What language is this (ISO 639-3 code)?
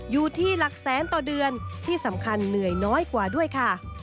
tha